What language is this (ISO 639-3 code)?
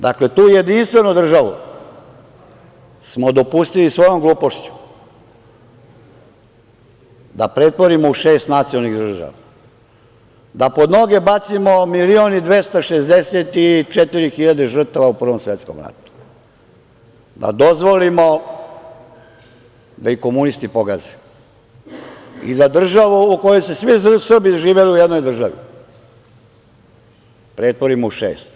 srp